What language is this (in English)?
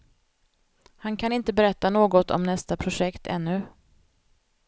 Swedish